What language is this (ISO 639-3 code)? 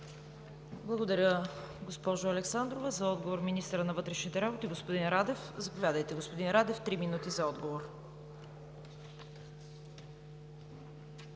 bul